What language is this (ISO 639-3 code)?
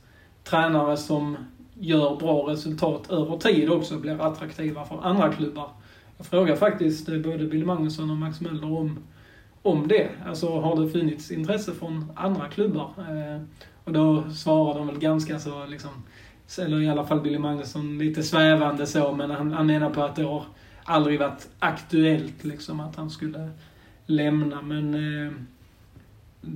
swe